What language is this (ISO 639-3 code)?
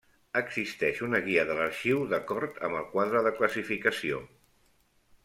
cat